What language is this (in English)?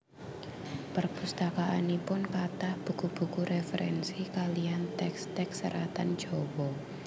Javanese